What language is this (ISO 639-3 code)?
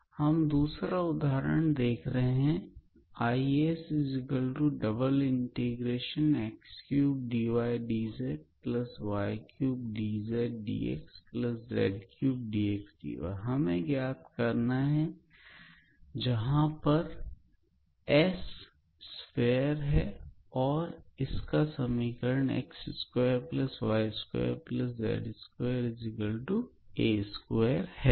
hin